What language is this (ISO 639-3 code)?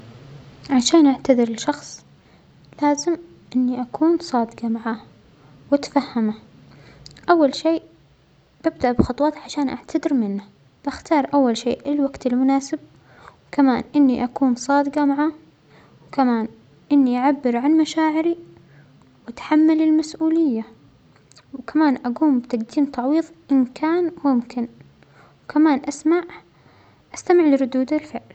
acx